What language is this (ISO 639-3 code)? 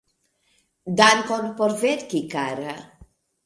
epo